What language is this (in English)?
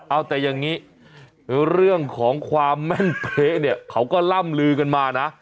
Thai